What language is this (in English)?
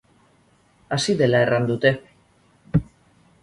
Basque